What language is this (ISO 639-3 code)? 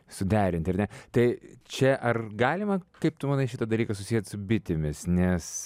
lit